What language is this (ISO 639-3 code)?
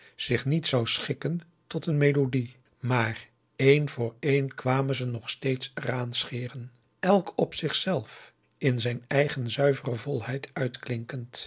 nld